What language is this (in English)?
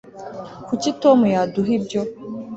Kinyarwanda